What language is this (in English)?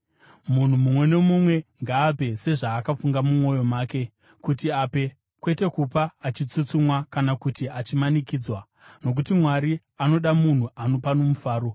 Shona